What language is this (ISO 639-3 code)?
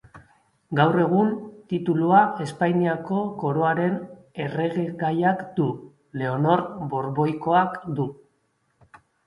eus